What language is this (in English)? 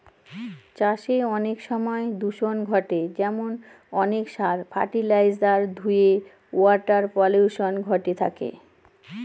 Bangla